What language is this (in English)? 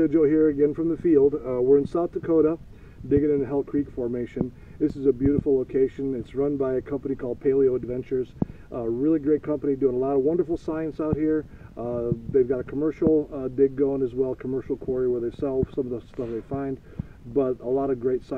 English